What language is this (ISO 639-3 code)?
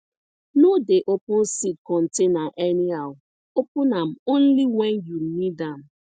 pcm